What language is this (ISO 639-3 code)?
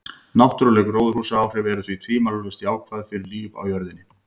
isl